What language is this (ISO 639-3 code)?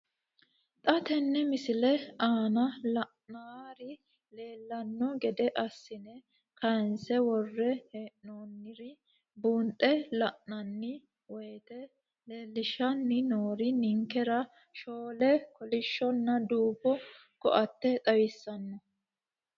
sid